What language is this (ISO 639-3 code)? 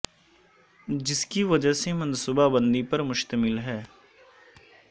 urd